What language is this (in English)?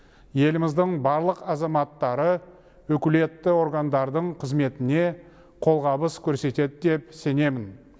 Kazakh